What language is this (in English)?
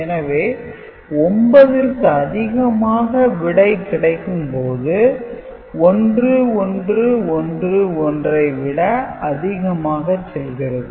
Tamil